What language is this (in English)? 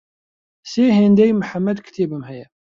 Central Kurdish